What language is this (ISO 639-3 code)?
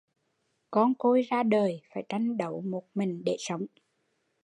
vie